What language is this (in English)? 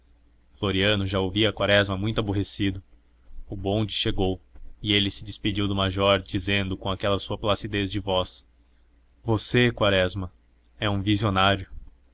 Portuguese